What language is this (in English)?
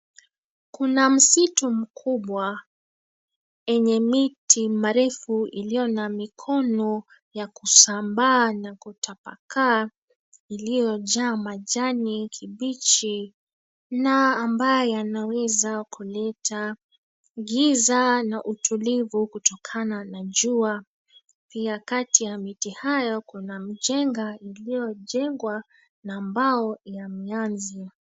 Swahili